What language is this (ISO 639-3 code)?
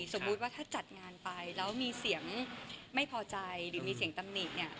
tha